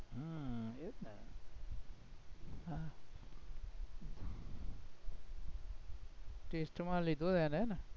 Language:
Gujarati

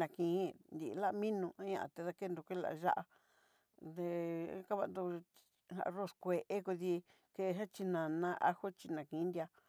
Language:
Southeastern Nochixtlán Mixtec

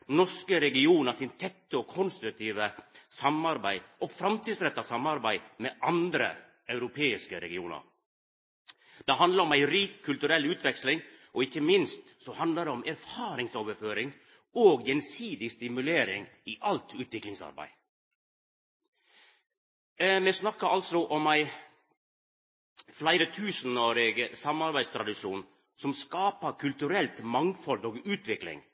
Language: Norwegian Nynorsk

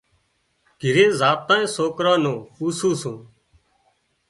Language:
Wadiyara Koli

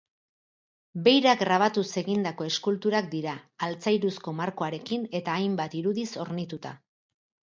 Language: Basque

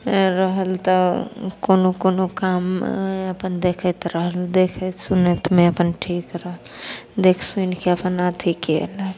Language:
Maithili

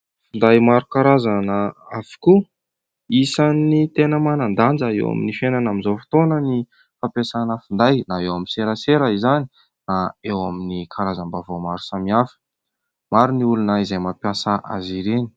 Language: Malagasy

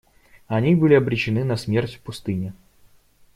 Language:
Russian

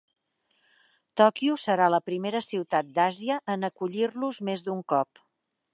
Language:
Catalan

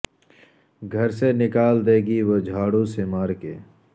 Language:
Urdu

